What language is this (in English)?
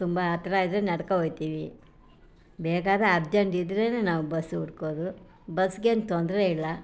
Kannada